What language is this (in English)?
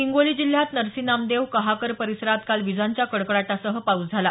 Marathi